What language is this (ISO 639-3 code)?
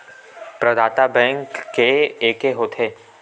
hne